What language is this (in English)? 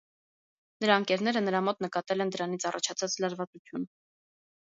Armenian